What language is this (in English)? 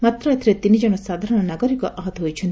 Odia